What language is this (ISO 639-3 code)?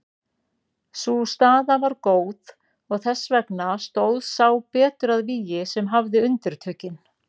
isl